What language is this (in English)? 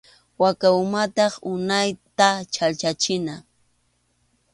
Arequipa-La Unión Quechua